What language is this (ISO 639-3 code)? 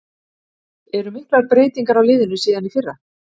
isl